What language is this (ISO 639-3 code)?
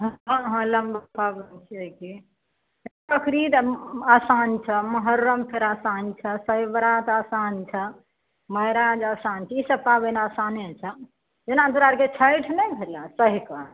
mai